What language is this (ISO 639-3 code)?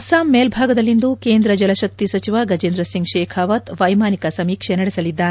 kan